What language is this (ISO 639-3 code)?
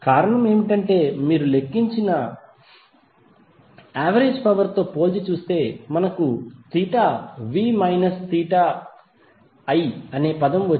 tel